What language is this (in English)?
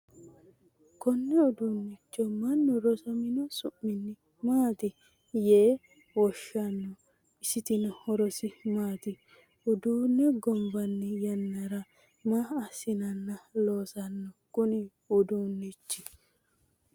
Sidamo